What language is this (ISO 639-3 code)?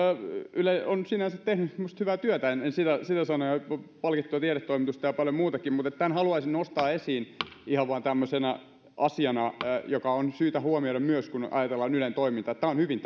fin